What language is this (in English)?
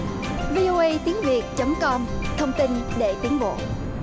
Vietnamese